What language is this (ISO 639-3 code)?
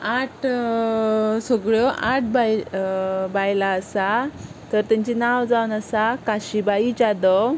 kok